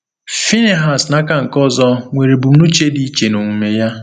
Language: Igbo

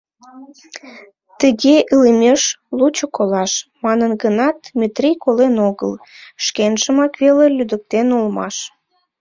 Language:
Mari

